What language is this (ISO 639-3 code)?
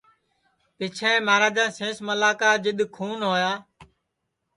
ssi